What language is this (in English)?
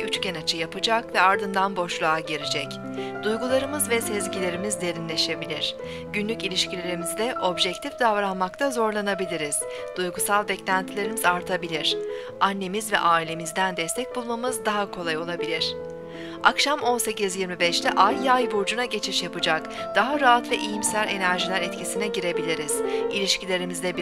Turkish